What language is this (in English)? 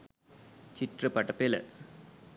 Sinhala